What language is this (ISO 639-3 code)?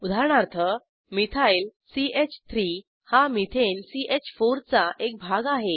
mar